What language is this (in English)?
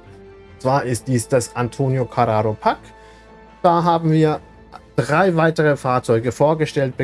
German